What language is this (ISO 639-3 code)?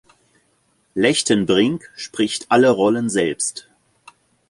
deu